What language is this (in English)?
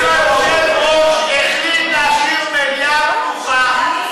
Hebrew